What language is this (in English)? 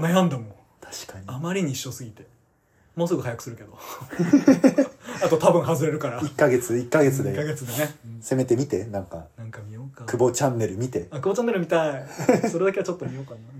Japanese